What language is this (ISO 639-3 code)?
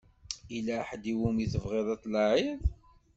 kab